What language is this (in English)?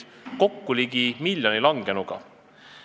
Estonian